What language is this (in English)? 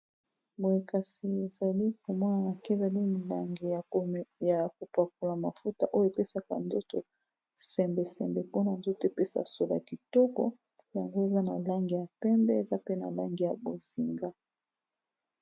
Lingala